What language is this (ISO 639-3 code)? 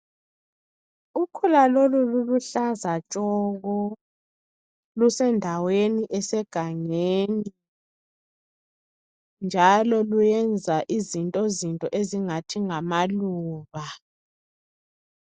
nde